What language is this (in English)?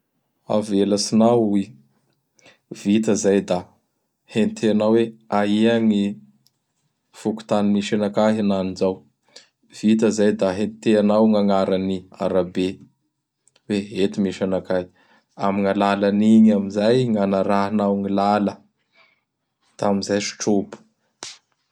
Bara Malagasy